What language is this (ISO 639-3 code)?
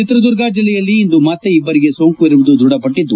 kan